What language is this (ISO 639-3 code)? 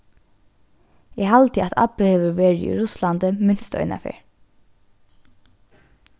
fao